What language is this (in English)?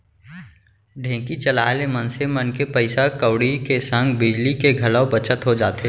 Chhattisgarhi